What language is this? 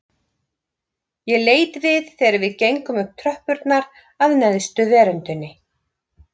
Icelandic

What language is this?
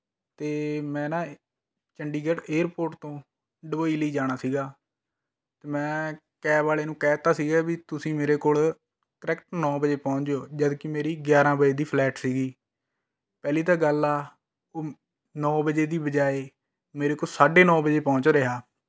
Punjabi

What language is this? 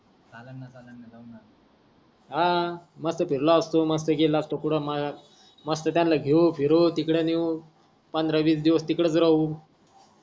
Marathi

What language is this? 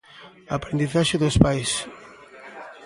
Galician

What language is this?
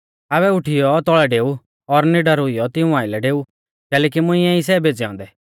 Mahasu Pahari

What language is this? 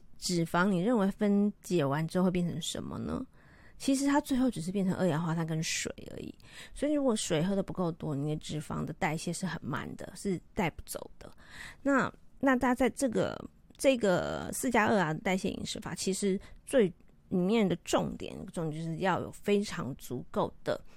Chinese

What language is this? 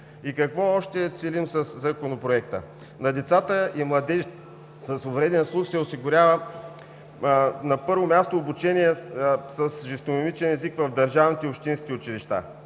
Bulgarian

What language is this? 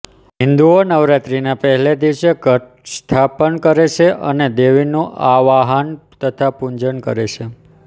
Gujarati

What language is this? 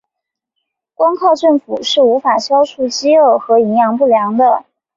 Chinese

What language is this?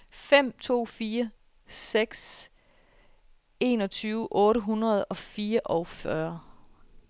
Danish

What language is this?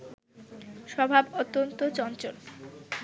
Bangla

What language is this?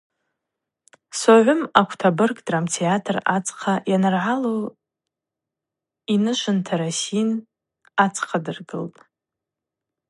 Abaza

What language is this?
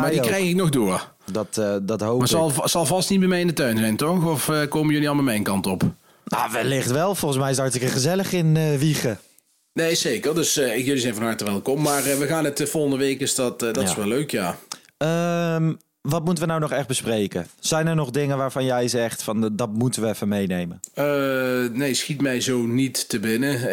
Dutch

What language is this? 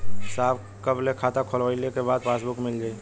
Bhojpuri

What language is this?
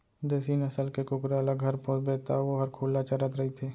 Chhattisgarhi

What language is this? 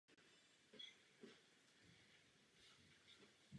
Czech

